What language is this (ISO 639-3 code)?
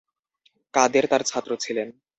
ben